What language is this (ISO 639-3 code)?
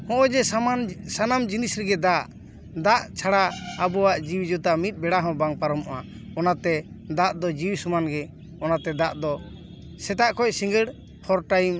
sat